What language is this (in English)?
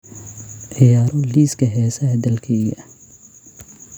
Somali